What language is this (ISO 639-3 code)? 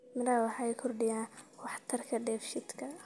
som